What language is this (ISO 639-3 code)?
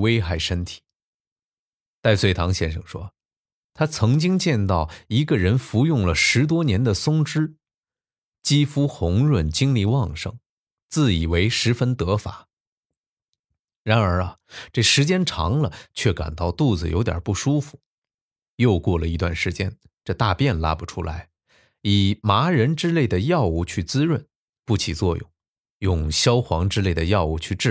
zho